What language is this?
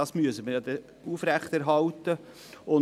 Swiss German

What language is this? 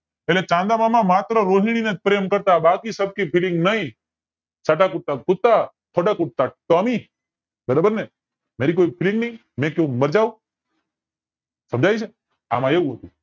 Gujarati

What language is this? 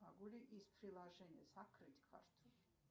Russian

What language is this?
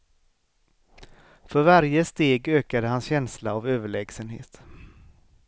Swedish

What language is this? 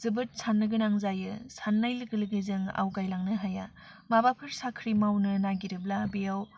Bodo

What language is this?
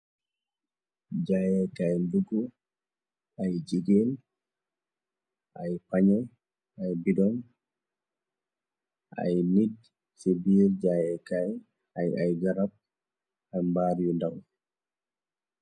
Wolof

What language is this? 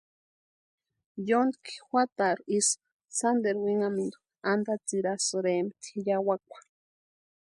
Western Highland Purepecha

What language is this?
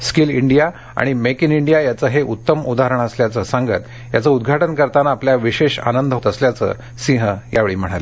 Marathi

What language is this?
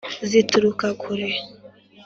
Kinyarwanda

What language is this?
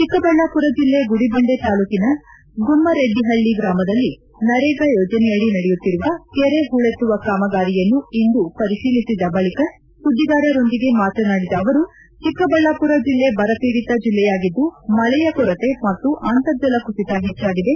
Kannada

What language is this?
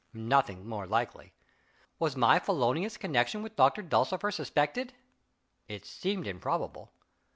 English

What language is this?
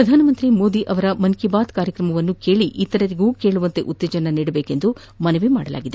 Kannada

